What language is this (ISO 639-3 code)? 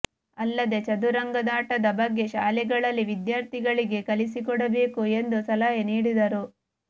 kan